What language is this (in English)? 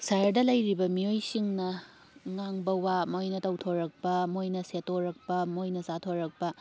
Manipuri